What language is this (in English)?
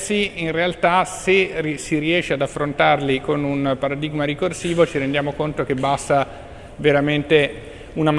Italian